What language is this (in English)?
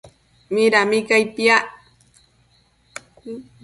Matsés